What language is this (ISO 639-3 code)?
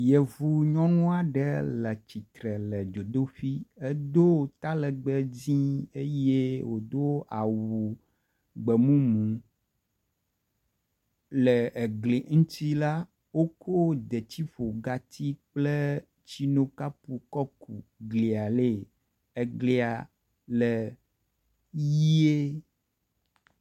ewe